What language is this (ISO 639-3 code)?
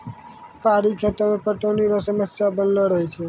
mai